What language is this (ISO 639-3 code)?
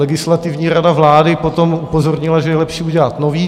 ces